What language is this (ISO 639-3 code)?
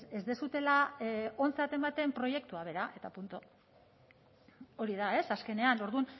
eus